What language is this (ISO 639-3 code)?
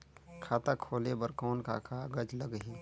hne